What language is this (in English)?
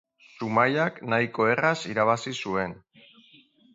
Basque